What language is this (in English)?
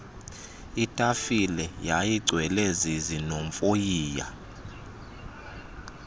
Xhosa